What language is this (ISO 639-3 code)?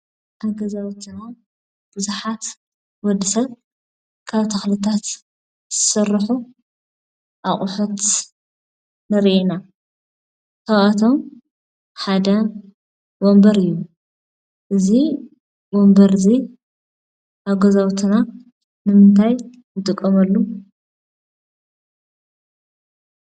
tir